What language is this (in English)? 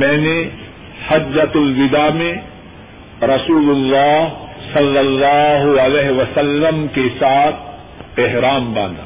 Urdu